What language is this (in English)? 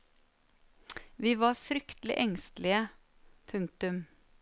Norwegian